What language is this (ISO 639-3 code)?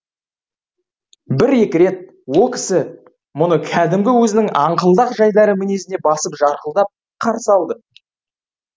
kaz